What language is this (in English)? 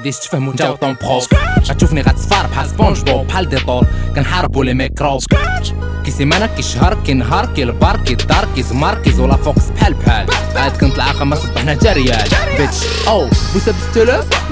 Arabic